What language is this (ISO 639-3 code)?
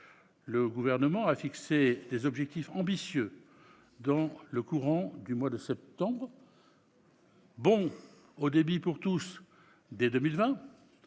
fra